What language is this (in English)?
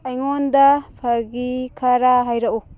Manipuri